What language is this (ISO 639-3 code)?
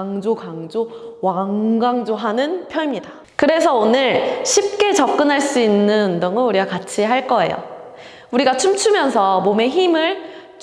kor